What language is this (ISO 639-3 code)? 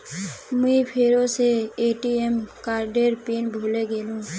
mag